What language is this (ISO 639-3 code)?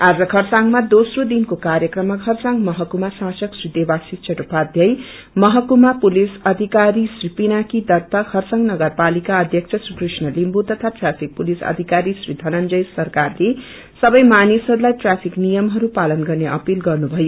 nep